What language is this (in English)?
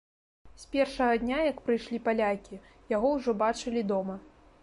Belarusian